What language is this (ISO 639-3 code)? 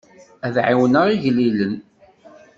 kab